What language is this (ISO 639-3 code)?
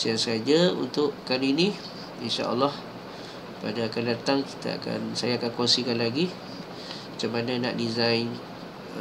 msa